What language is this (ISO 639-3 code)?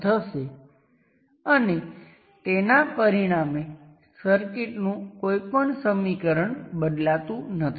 guj